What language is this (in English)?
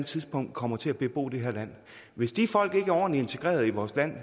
Danish